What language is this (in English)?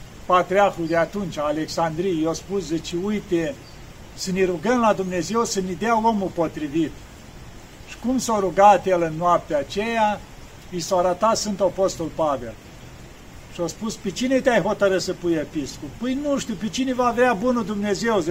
Romanian